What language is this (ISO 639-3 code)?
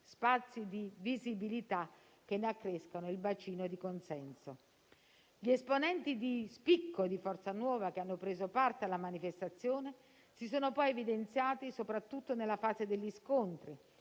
ita